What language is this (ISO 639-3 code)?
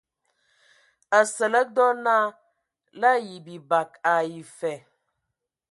ewo